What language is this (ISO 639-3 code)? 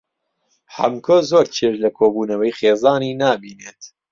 ckb